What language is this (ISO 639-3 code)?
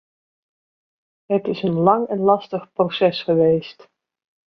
nld